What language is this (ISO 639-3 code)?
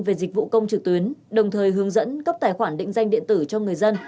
vie